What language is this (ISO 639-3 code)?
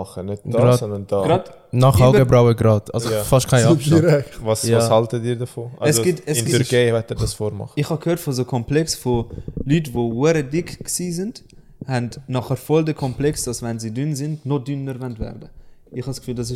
deu